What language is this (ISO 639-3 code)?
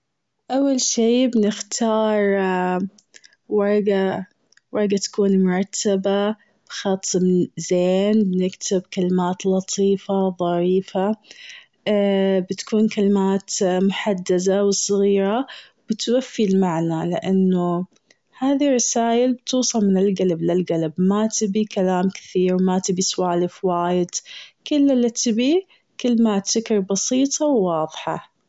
afb